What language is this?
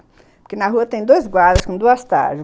Portuguese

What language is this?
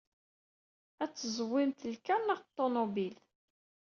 Kabyle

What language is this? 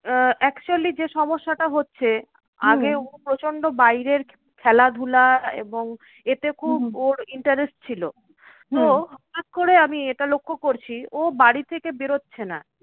Bangla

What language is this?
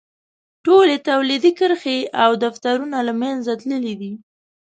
Pashto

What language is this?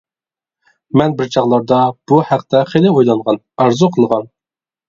Uyghur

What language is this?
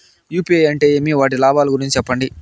Telugu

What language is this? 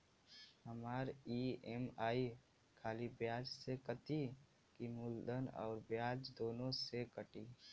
Bhojpuri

